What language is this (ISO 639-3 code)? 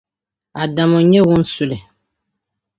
dag